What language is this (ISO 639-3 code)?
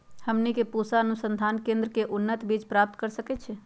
mag